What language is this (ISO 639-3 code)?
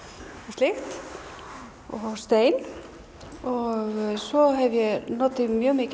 isl